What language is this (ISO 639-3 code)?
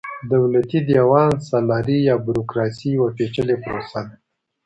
pus